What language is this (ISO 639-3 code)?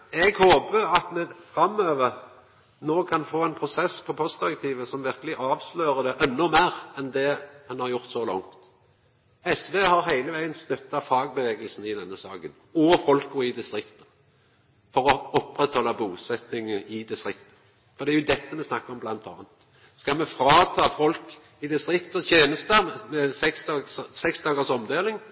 nno